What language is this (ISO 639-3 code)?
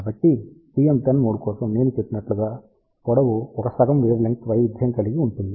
tel